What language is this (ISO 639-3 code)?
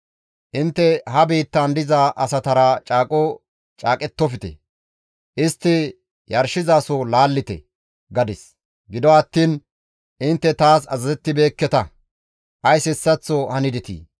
gmv